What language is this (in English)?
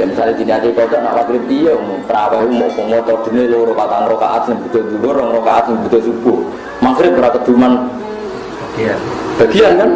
Indonesian